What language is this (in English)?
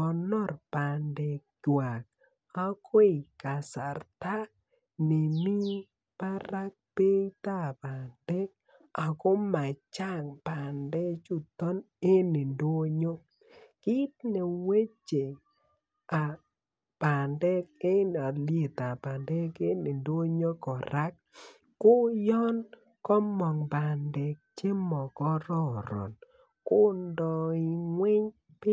Kalenjin